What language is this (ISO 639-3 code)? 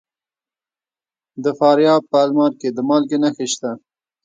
pus